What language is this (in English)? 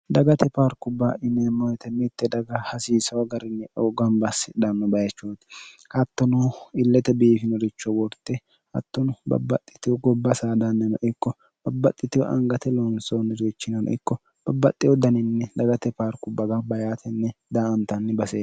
Sidamo